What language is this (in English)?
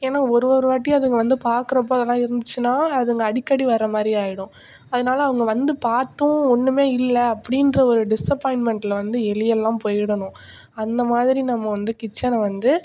Tamil